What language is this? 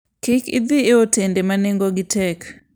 Luo (Kenya and Tanzania)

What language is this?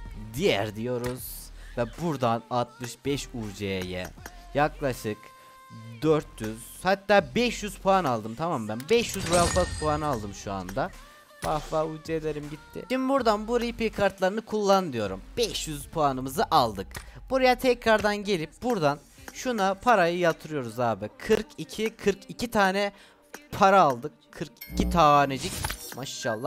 Turkish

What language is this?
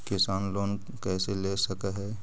Magahi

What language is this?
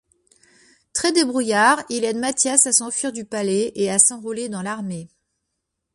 French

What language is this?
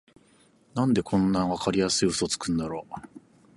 Japanese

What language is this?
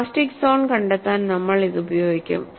Malayalam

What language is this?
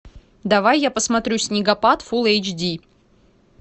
Russian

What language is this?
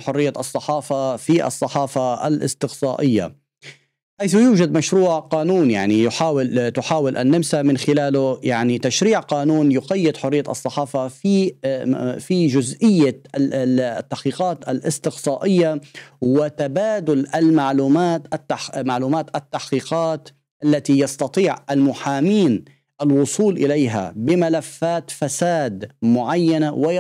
Arabic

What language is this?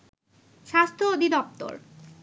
Bangla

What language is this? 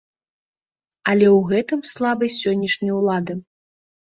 Belarusian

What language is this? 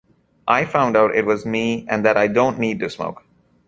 English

